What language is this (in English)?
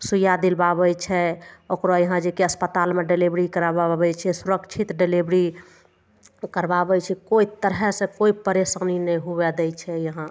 Maithili